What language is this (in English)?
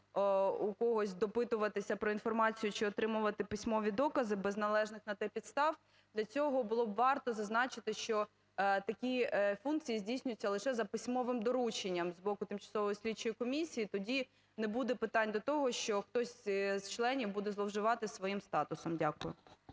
Ukrainian